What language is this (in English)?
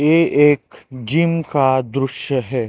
Hindi